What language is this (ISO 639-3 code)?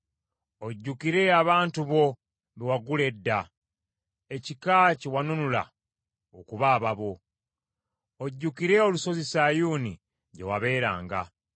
lug